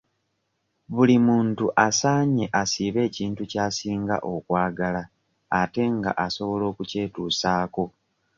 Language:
Ganda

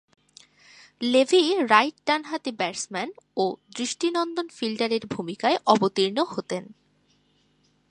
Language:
Bangla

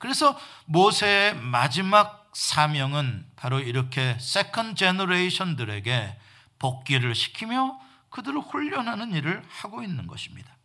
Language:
Korean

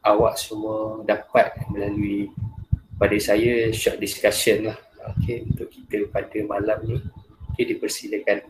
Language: Malay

